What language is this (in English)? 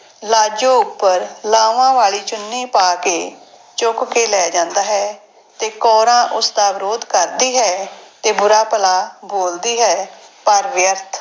Punjabi